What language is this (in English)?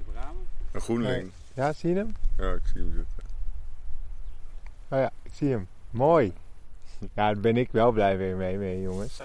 Dutch